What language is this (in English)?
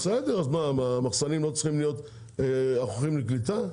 Hebrew